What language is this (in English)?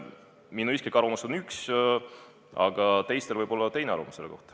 Estonian